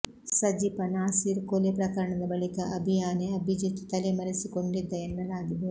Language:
Kannada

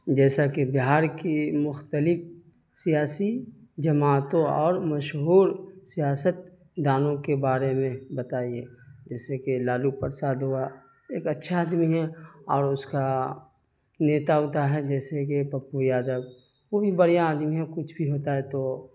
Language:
Urdu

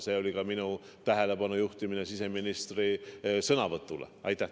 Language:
Estonian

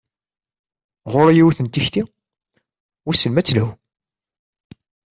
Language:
Kabyle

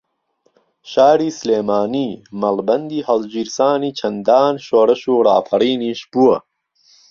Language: Central Kurdish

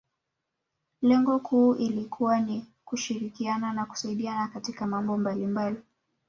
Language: Swahili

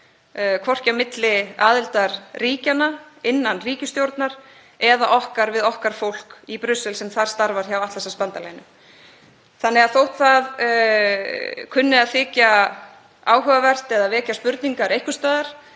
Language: Icelandic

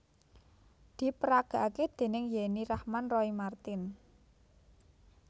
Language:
Javanese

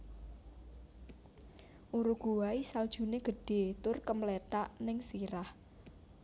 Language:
Javanese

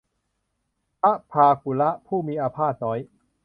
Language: Thai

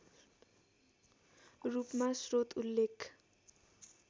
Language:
Nepali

